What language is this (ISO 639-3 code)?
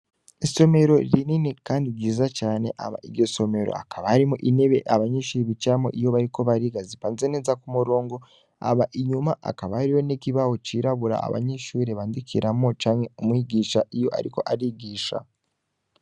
run